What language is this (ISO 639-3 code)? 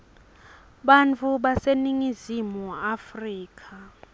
ssw